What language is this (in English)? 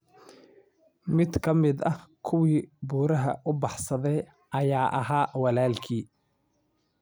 Somali